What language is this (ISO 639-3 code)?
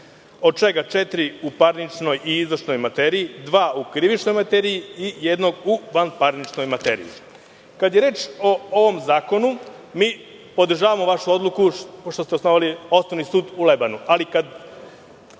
srp